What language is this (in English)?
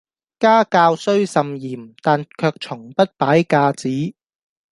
Cantonese